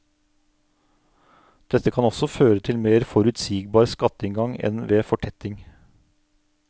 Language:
Norwegian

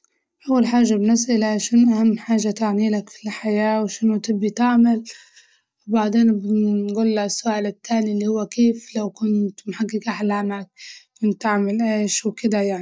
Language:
Libyan Arabic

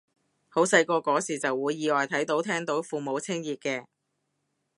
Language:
Cantonese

